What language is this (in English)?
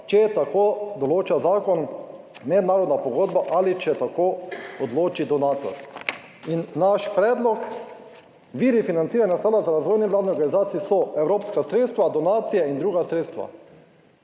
Slovenian